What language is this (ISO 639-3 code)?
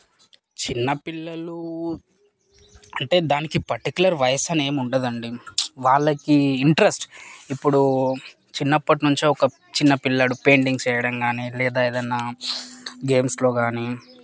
tel